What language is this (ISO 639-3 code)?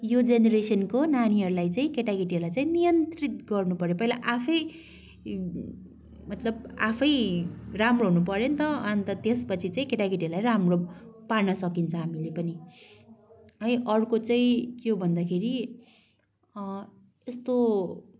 nep